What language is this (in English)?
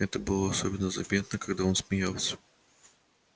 Russian